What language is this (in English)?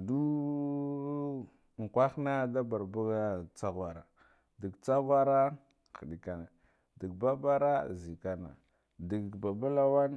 Guduf-Gava